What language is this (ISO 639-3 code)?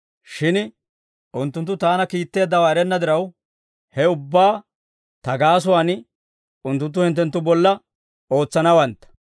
dwr